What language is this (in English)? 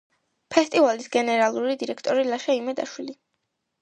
Georgian